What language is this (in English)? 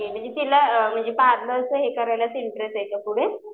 Marathi